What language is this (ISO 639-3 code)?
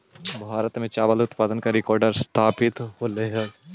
mag